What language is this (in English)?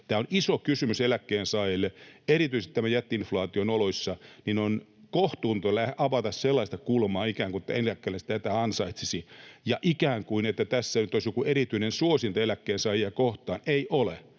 Finnish